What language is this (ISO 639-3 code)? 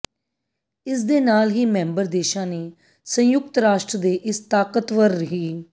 pan